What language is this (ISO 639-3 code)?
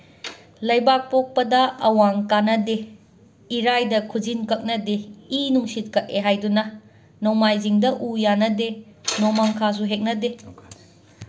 mni